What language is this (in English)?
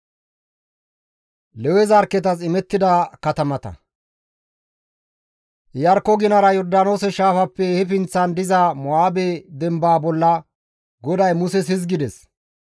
Gamo